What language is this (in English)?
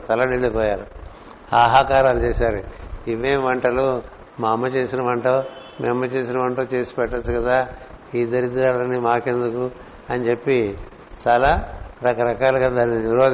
Telugu